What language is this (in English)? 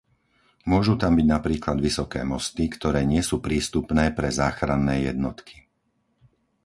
Slovak